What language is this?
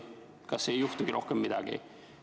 Estonian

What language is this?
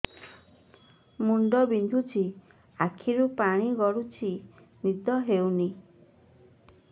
Odia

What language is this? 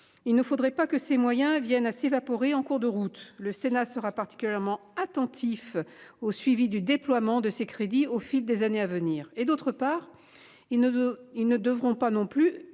French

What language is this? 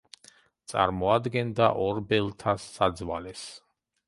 Georgian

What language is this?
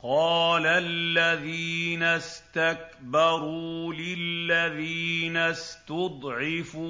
Arabic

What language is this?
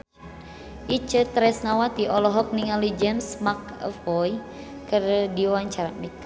Sundanese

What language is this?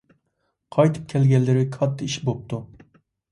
Uyghur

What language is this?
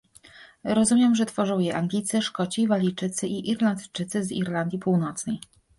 Polish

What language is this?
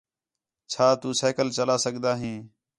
Khetrani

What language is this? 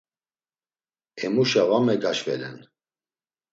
Laz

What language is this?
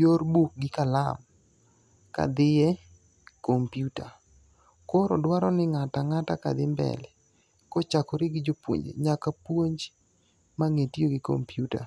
Luo (Kenya and Tanzania)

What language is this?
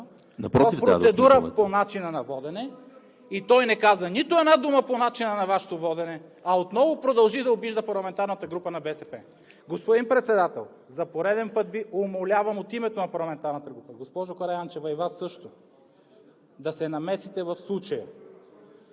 Bulgarian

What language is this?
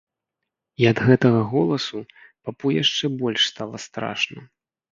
Belarusian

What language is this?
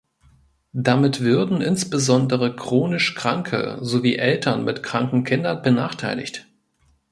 German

